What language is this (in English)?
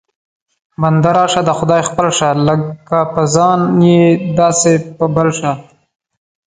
Pashto